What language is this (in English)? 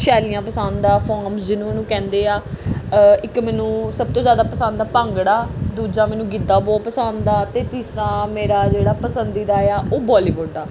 Punjabi